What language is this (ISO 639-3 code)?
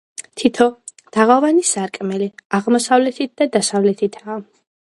kat